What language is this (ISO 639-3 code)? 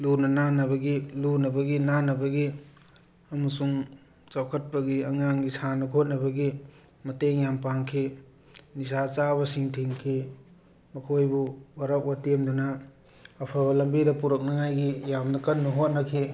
mni